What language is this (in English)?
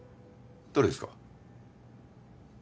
Japanese